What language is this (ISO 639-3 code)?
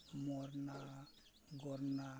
sat